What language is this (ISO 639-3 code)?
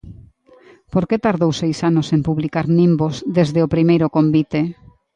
glg